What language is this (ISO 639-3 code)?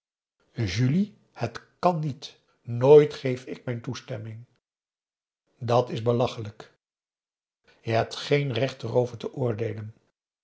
nld